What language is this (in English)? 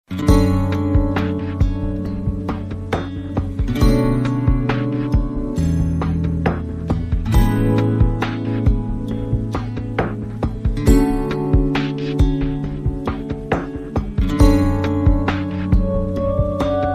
Korean